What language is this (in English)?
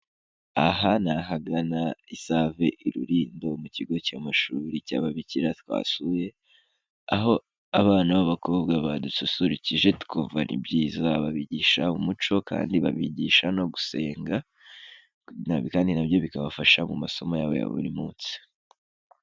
Kinyarwanda